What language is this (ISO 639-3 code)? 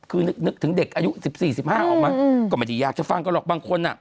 tha